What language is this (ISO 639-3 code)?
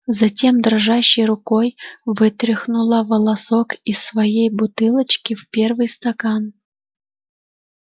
rus